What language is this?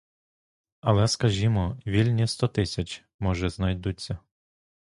Ukrainian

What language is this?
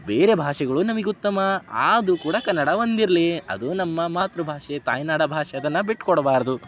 Kannada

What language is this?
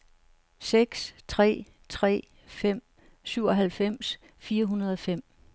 Danish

